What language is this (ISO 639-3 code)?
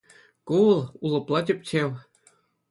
chv